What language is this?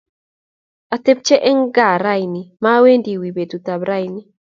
Kalenjin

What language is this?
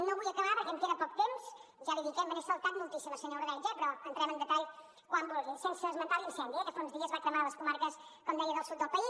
Catalan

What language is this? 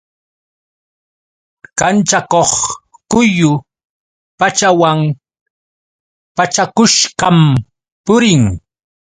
Yauyos Quechua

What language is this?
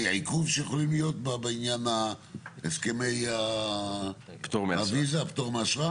Hebrew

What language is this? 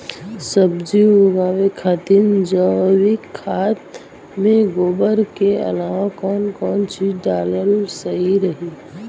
Bhojpuri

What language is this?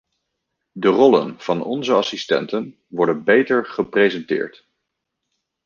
Dutch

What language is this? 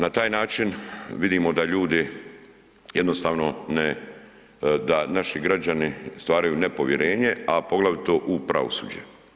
Croatian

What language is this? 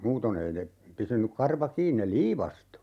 Finnish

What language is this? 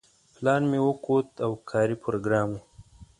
Pashto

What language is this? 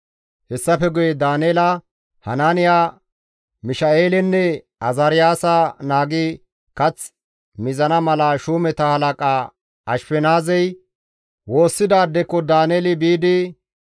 Gamo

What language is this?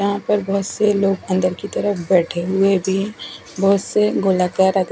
Hindi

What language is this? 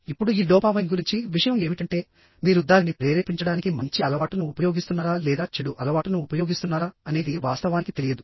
Telugu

